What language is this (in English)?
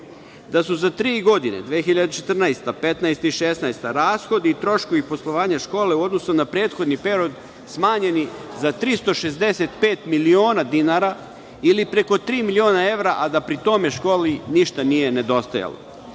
Serbian